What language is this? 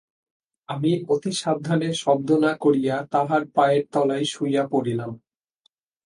Bangla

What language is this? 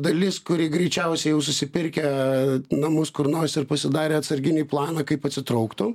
Lithuanian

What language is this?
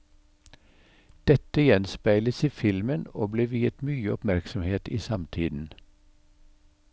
Norwegian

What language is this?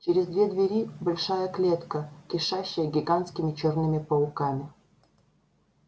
Russian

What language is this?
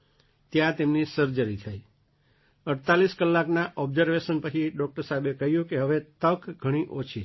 Gujarati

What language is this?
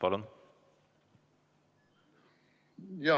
Estonian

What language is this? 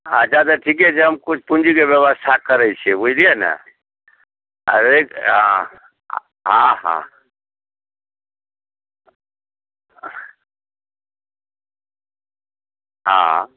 Maithili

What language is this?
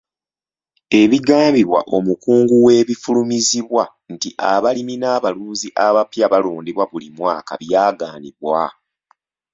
Ganda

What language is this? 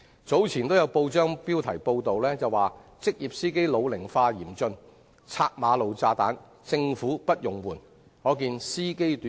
Cantonese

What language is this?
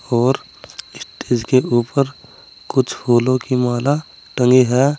Hindi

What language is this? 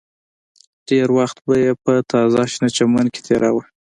Pashto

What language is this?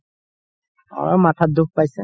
Assamese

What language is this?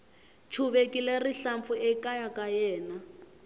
Tsonga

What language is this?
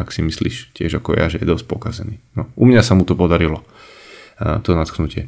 Slovak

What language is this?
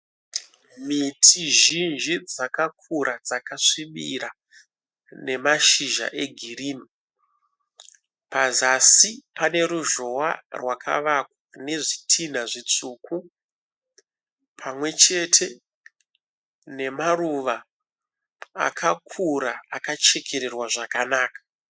Shona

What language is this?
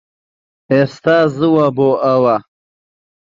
Central Kurdish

